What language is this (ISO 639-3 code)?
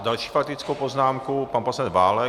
ces